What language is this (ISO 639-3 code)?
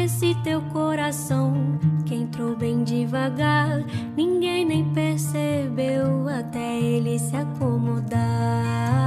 por